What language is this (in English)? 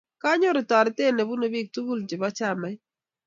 Kalenjin